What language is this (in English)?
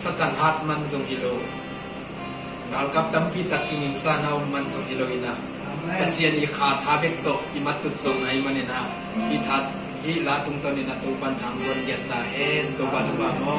Thai